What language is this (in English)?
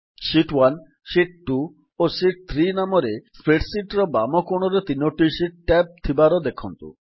Odia